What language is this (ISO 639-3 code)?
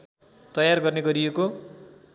nep